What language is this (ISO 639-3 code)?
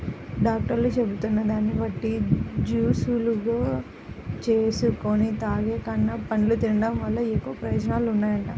tel